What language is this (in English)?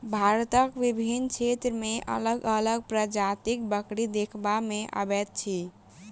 Maithili